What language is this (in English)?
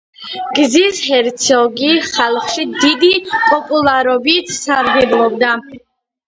Georgian